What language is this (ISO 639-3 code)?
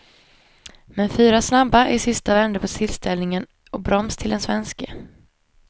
swe